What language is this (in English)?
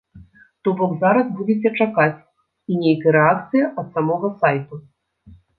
Belarusian